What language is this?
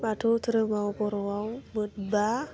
Bodo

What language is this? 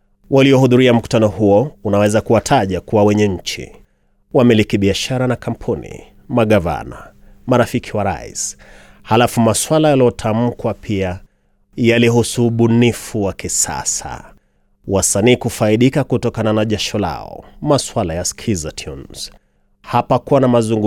Swahili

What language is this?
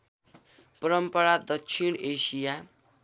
Nepali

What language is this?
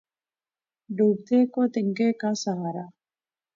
Urdu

